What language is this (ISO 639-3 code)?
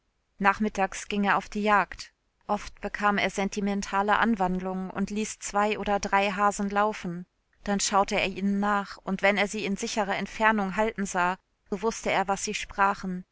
deu